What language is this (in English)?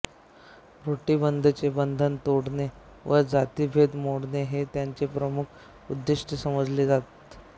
Marathi